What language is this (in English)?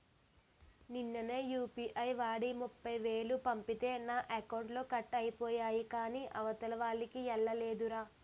Telugu